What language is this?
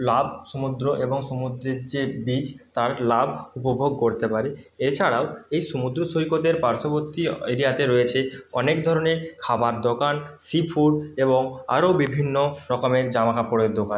Bangla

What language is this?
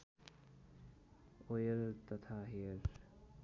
Nepali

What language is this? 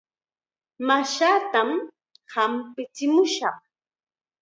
Chiquián Ancash Quechua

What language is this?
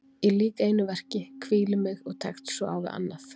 Icelandic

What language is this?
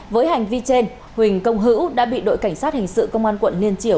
Vietnamese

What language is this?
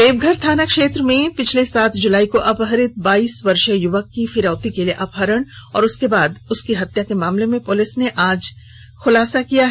Hindi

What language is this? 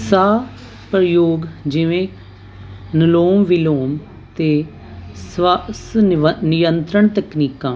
Punjabi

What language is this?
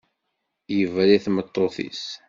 Kabyle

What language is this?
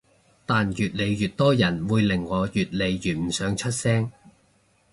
Cantonese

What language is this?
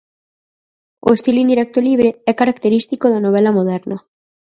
Galician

